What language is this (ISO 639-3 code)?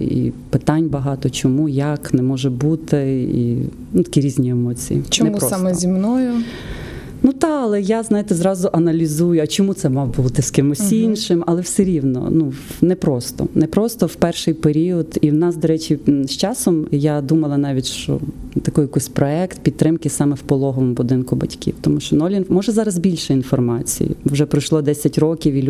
ukr